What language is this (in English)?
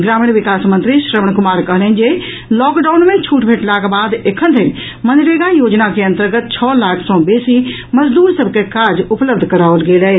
Maithili